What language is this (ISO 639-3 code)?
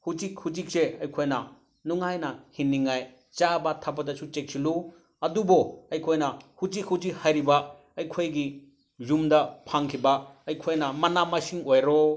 mni